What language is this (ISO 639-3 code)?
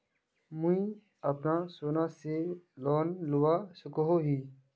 mag